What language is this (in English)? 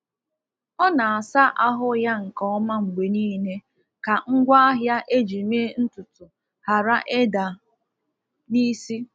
Igbo